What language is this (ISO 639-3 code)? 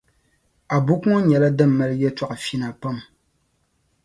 dag